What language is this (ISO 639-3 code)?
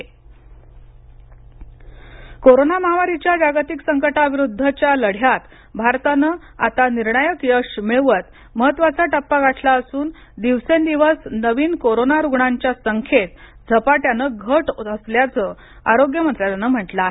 mar